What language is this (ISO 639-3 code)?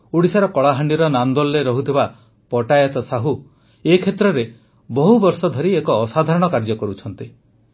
ori